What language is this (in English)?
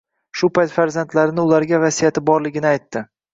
Uzbek